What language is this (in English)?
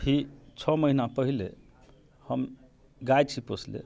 Maithili